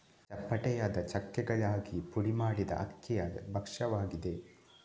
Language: Kannada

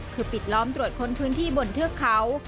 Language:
Thai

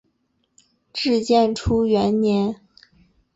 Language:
Chinese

